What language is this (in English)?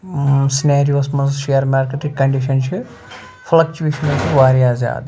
Kashmiri